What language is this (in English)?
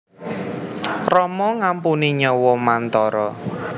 Javanese